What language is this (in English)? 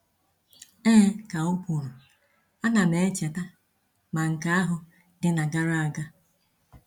Igbo